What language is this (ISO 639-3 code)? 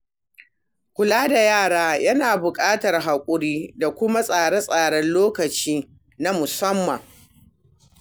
hau